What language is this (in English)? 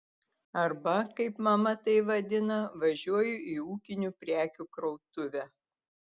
Lithuanian